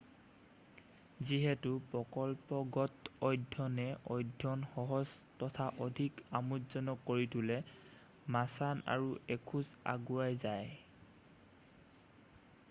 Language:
Assamese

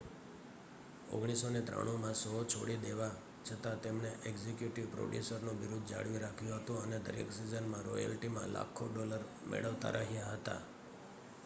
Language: Gujarati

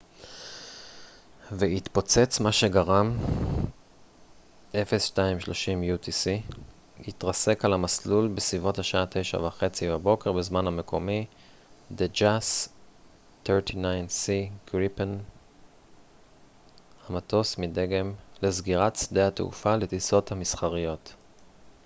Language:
Hebrew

